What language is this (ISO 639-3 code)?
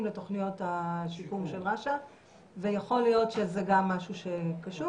heb